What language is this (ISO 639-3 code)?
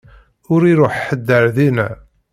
kab